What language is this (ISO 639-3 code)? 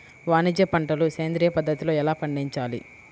tel